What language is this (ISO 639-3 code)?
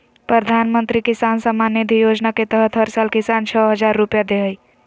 mag